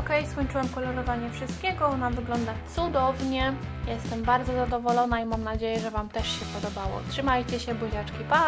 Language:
Polish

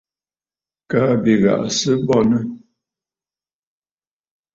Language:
Bafut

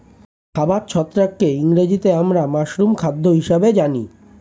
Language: Bangla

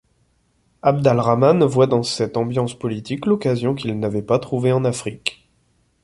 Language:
French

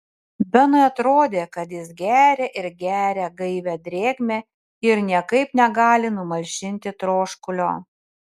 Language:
Lithuanian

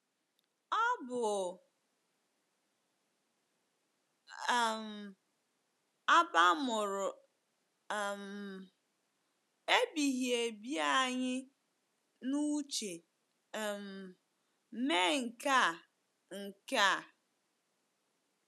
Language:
Igbo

